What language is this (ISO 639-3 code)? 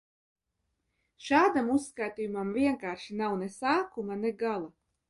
lav